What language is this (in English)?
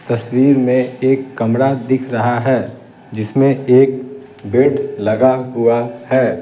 Hindi